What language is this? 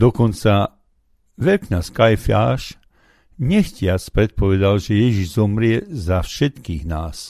Slovak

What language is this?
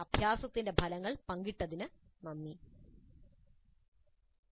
Malayalam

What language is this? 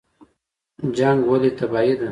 Pashto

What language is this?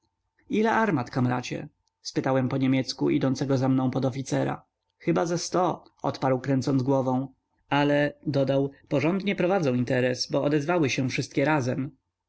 Polish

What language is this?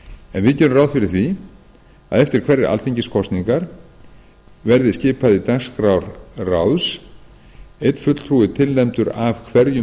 Icelandic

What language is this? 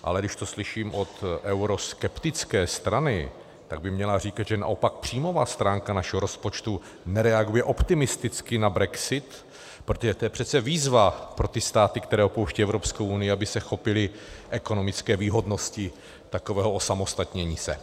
Czech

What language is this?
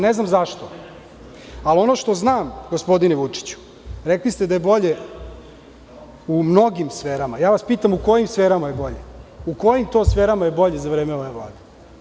Serbian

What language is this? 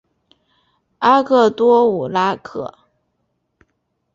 Chinese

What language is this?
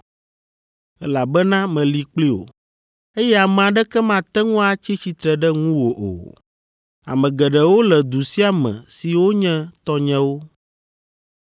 Ewe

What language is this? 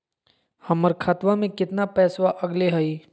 Magahi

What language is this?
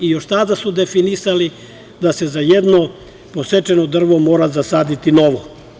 Serbian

